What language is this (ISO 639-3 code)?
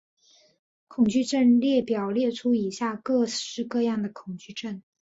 zho